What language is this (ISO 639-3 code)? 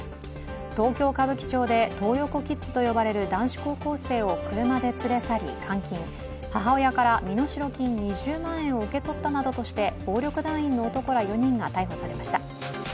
jpn